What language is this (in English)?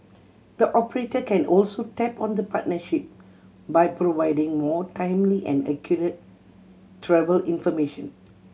English